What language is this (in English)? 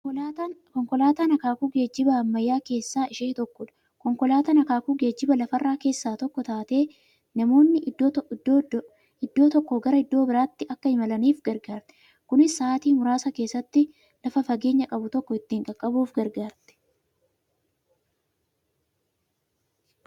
Oromo